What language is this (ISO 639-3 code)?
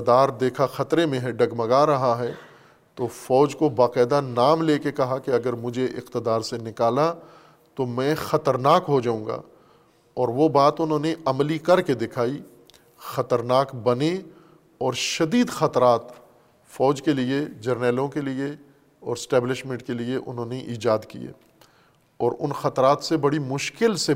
urd